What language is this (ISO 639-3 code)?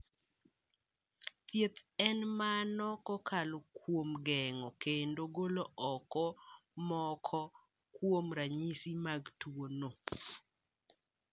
luo